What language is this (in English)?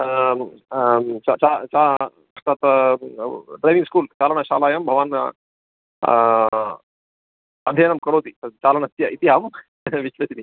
Sanskrit